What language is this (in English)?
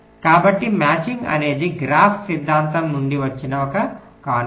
Telugu